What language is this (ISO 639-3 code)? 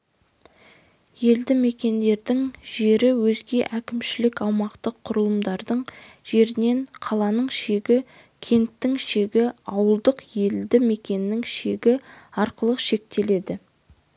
kaz